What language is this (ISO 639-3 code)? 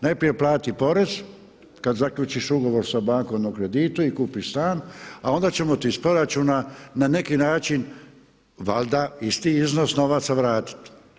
hrv